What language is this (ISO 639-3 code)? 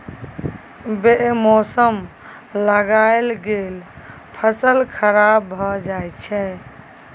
mai